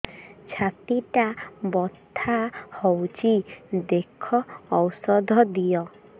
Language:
Odia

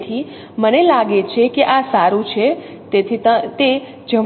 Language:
Gujarati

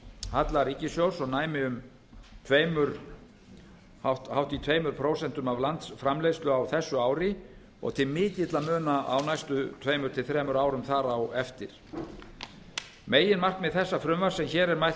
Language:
Icelandic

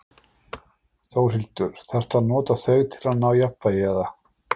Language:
Icelandic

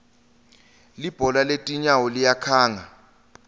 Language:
Swati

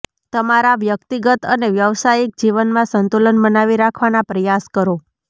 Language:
Gujarati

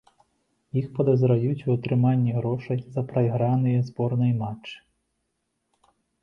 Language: Belarusian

